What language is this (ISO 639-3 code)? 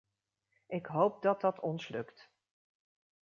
nld